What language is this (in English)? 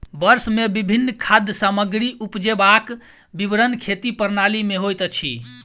Maithili